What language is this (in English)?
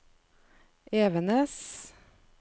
Norwegian